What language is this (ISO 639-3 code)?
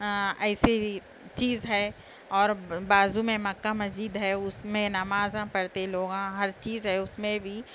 urd